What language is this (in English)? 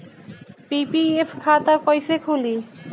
Bhojpuri